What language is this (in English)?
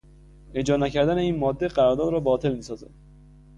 Persian